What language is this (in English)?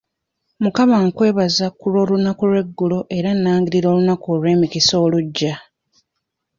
Ganda